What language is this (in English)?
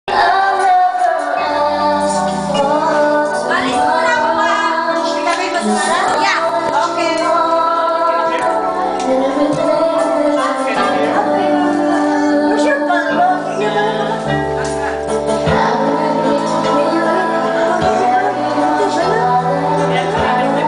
Vietnamese